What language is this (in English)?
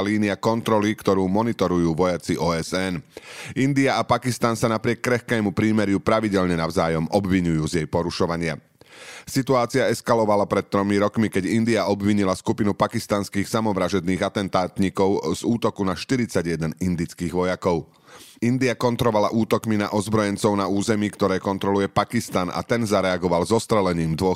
Slovak